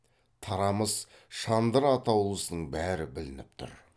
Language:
Kazakh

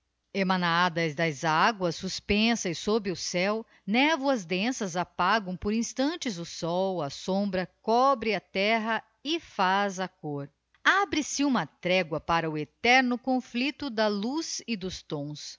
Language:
Portuguese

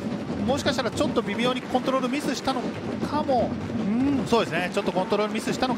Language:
Japanese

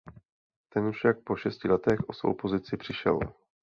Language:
Czech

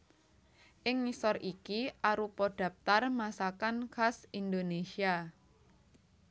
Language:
Javanese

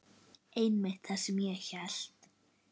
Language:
Icelandic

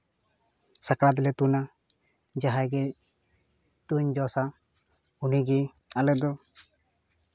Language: Santali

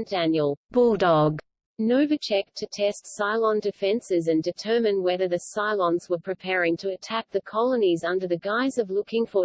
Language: English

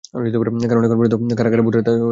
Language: Bangla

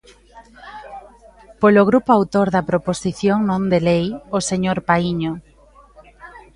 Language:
Galician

